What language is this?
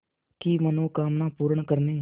Hindi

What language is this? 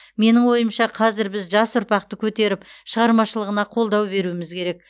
Kazakh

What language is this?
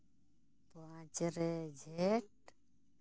Santali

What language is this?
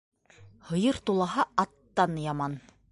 Bashkir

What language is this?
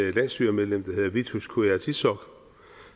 Danish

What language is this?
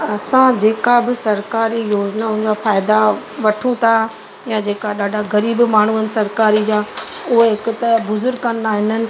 Sindhi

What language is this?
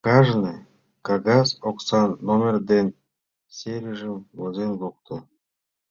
Mari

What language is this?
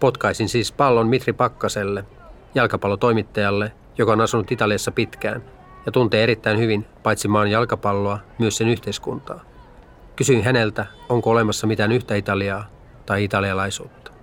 Finnish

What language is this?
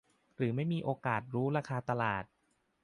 Thai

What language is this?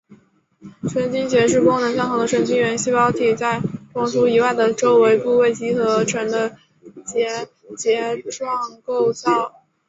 Chinese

